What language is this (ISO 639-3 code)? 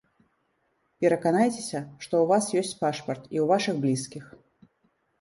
bel